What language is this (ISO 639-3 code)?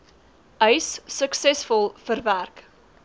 afr